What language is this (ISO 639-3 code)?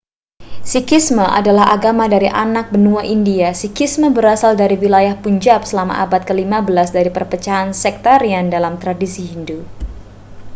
ind